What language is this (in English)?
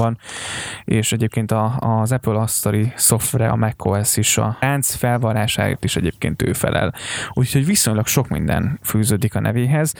Hungarian